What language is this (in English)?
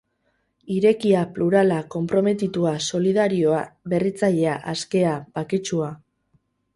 Basque